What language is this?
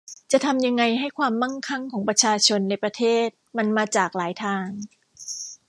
Thai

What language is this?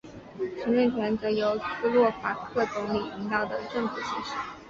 Chinese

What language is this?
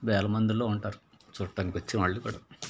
Telugu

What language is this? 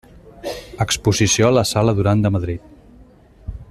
Catalan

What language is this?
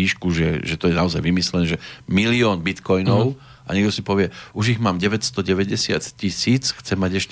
Slovak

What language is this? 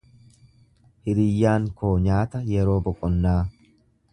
Oromo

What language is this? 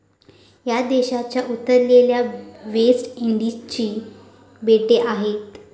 Marathi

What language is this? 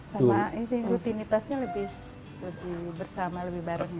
Indonesian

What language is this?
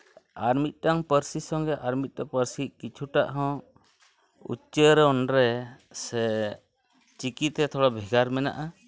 Santali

